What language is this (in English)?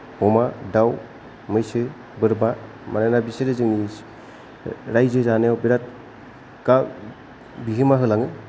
Bodo